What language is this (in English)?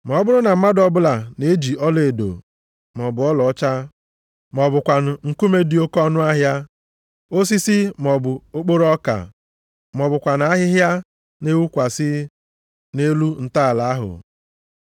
Igbo